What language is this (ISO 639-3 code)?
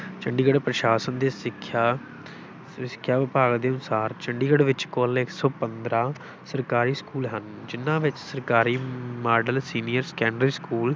pan